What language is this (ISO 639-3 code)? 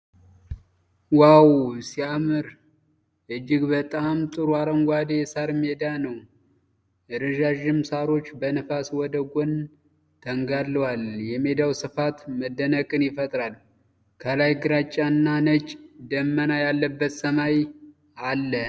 amh